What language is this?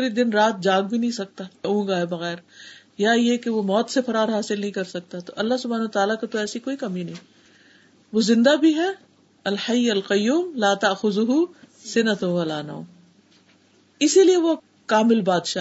Urdu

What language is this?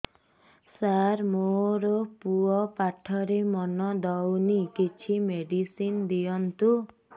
Odia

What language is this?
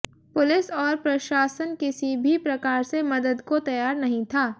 Hindi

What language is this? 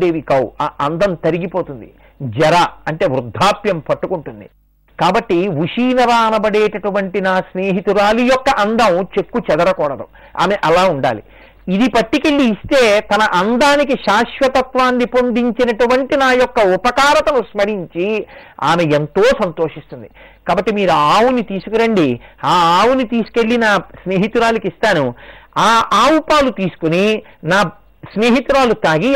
Telugu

